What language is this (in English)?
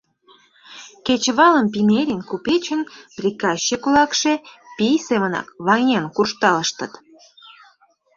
Mari